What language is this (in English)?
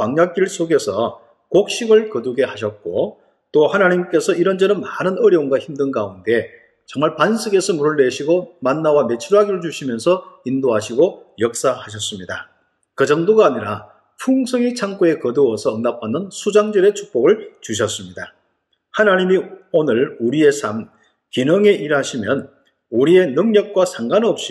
Korean